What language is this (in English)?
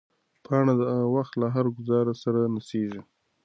Pashto